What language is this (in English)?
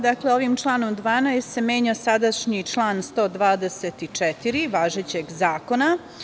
Serbian